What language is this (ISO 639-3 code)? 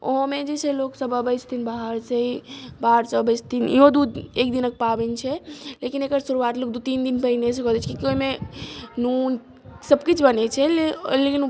mai